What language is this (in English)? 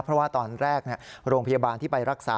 Thai